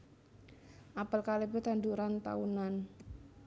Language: Javanese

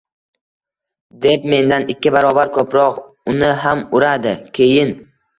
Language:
Uzbek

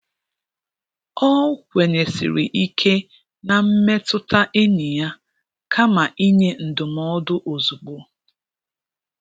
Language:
Igbo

